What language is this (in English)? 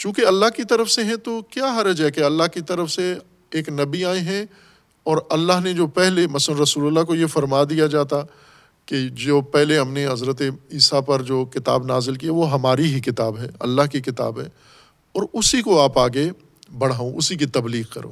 Urdu